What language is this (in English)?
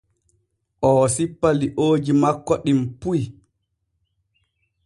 Borgu Fulfulde